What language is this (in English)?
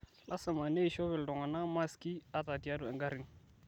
Masai